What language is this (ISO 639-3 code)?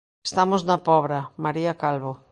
glg